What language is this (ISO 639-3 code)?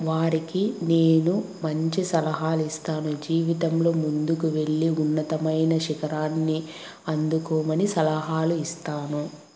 tel